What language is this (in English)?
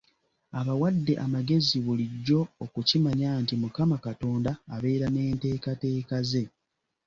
Ganda